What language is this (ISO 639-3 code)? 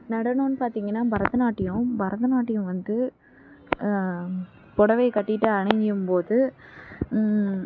tam